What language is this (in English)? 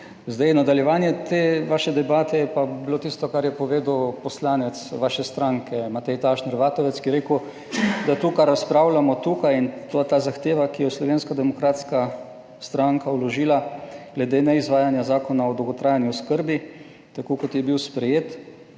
Slovenian